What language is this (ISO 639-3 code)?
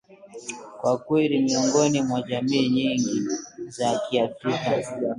swa